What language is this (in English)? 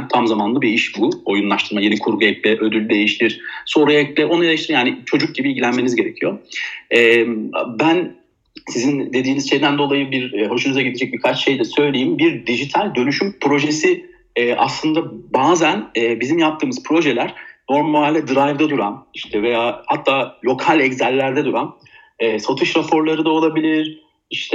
Turkish